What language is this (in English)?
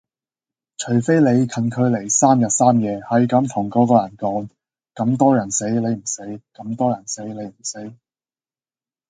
Cantonese